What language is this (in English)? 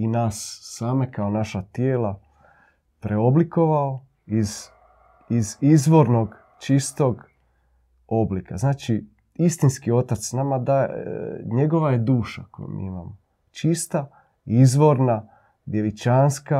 Croatian